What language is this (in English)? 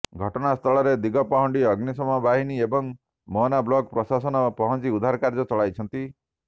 Odia